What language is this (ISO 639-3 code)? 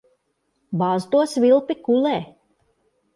lav